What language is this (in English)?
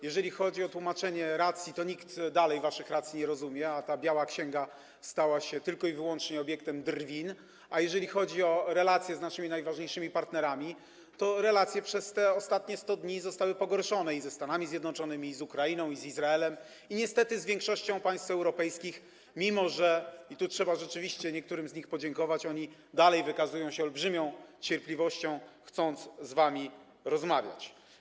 Polish